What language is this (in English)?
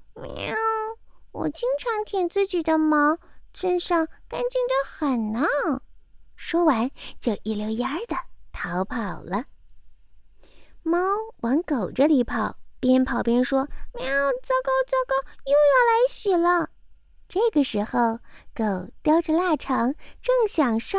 Chinese